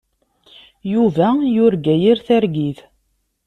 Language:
Kabyle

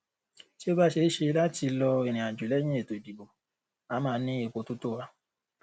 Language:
Yoruba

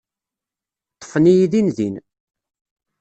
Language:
Kabyle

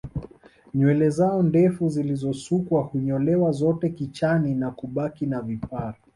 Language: Swahili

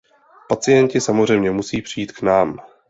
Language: Czech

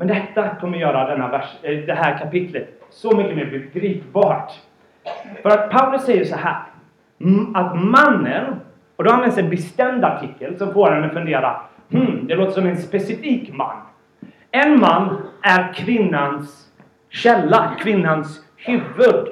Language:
Swedish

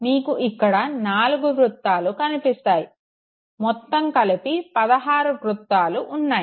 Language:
Telugu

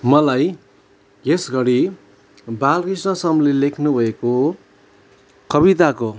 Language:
Nepali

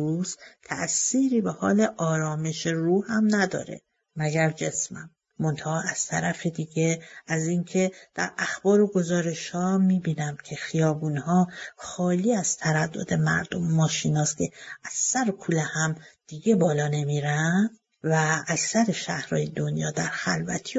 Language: Persian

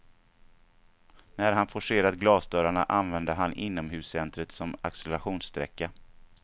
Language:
Swedish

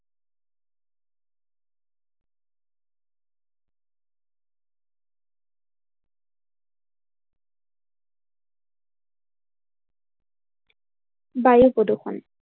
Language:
Assamese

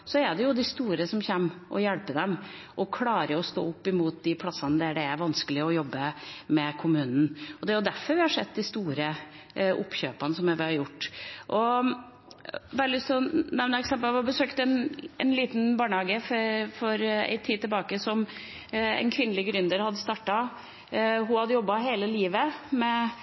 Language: Norwegian Bokmål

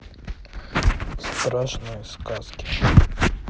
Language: Russian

